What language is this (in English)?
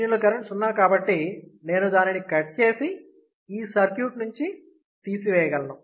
Telugu